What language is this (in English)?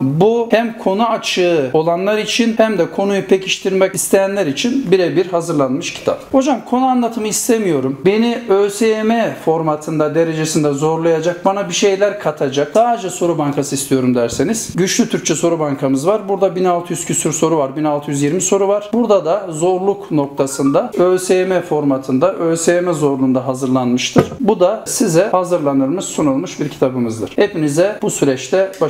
Turkish